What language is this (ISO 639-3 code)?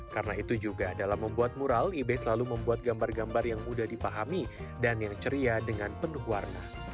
ind